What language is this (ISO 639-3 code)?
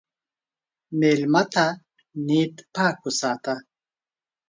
pus